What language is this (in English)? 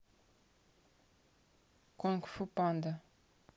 Russian